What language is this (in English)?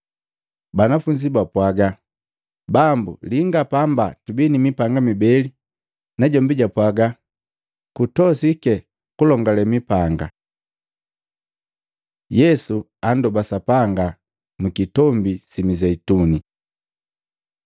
Matengo